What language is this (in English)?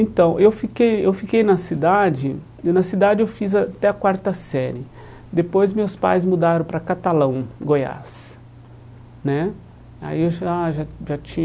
Portuguese